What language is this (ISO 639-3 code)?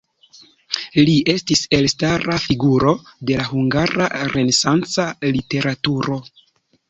epo